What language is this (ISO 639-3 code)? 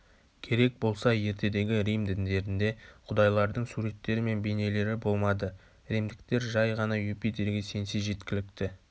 kaz